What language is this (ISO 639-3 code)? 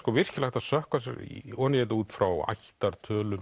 isl